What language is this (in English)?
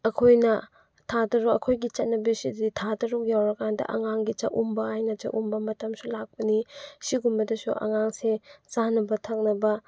Manipuri